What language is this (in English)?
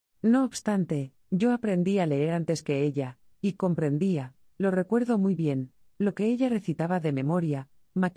Spanish